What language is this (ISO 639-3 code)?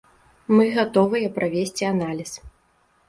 bel